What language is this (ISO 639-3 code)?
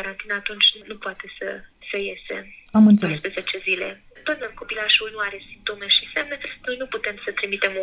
ron